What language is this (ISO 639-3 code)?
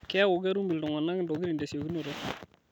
mas